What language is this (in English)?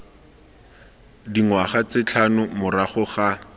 Tswana